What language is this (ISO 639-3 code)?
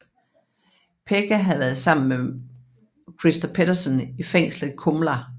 dan